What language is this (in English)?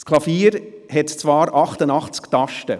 Swiss German